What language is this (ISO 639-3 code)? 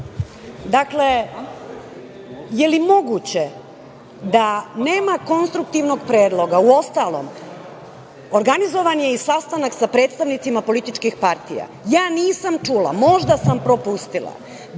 srp